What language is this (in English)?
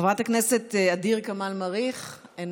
Hebrew